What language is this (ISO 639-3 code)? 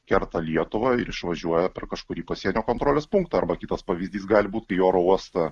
lit